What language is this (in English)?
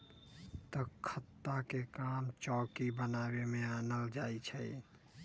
Magahi